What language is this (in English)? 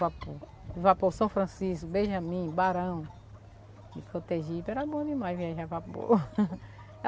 Portuguese